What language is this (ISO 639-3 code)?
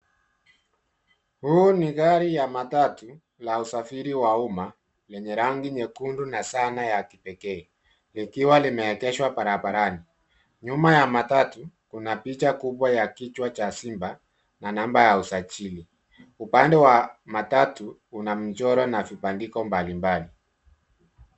swa